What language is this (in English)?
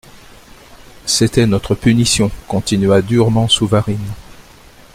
French